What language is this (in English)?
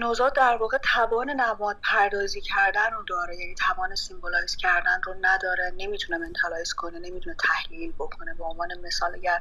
Persian